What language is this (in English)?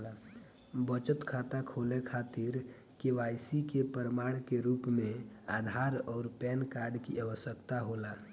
Bhojpuri